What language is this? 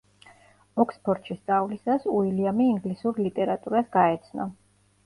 Georgian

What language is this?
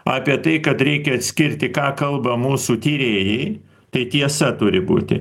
Lithuanian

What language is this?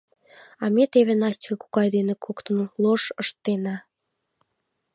Mari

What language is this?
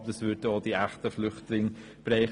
Swiss German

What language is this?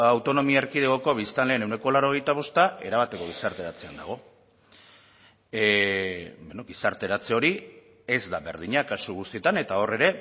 Basque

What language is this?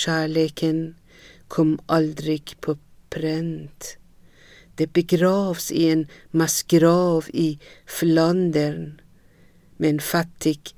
Swedish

